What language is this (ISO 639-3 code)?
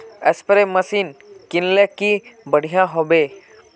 mag